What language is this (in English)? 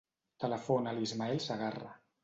Catalan